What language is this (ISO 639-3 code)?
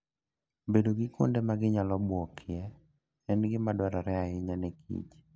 luo